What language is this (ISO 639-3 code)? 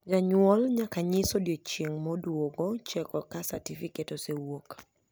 luo